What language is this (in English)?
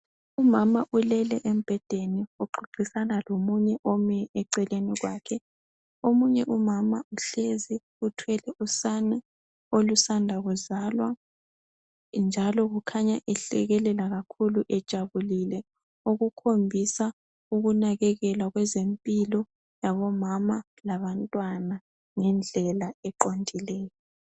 North Ndebele